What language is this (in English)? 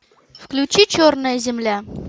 Russian